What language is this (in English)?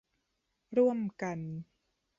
Thai